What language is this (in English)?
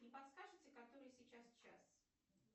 Russian